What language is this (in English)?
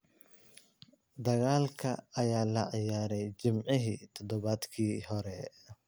Somali